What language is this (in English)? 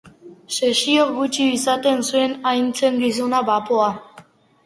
Basque